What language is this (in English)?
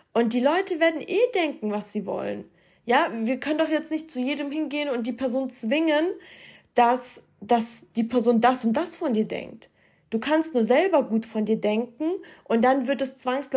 German